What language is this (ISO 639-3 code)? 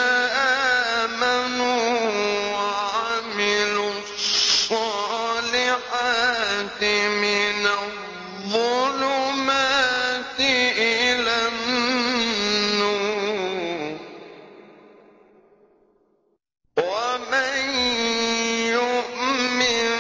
ara